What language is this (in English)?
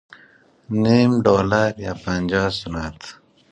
Persian